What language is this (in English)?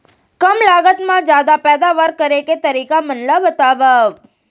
Chhattisgarhi